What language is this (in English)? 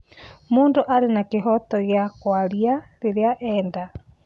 Kikuyu